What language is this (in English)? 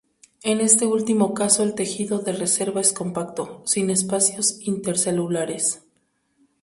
Spanish